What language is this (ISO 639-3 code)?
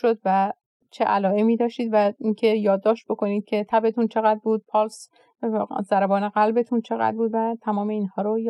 fas